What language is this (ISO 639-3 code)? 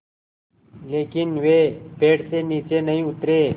hin